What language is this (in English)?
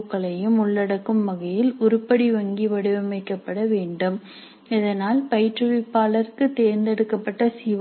Tamil